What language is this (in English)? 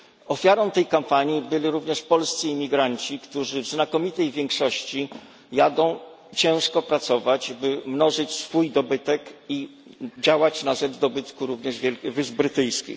Polish